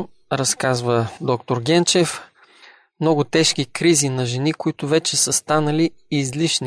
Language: Bulgarian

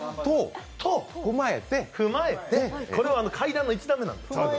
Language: Japanese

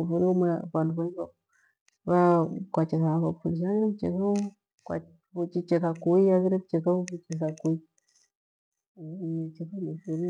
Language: Gweno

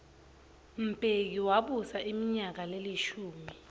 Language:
Swati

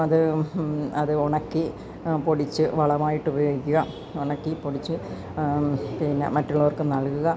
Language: Malayalam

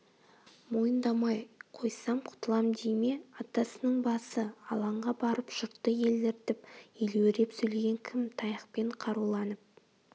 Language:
Kazakh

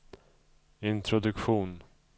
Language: Swedish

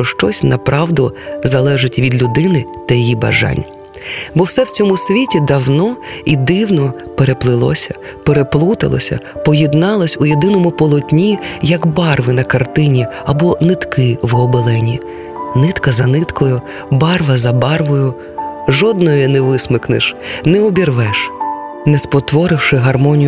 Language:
Ukrainian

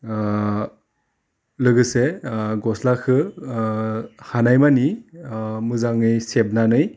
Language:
Bodo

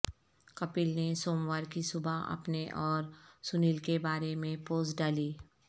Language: Urdu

